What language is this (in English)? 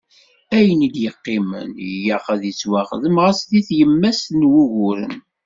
Kabyle